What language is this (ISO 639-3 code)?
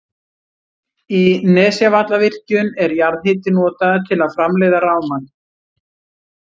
isl